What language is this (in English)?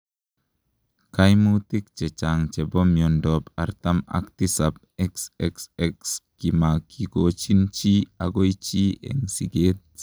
Kalenjin